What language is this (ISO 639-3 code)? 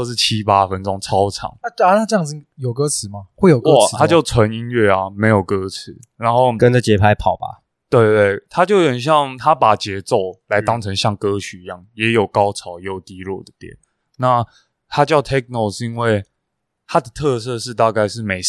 zho